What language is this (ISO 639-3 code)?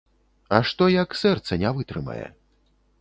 bel